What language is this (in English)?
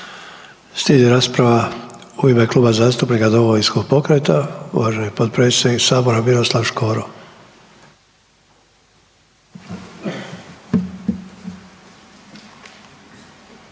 Croatian